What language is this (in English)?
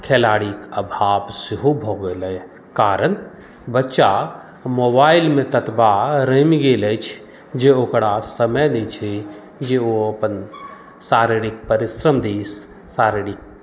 Maithili